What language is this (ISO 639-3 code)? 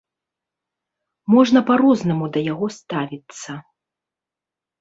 bel